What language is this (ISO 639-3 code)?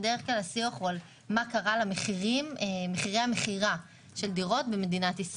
heb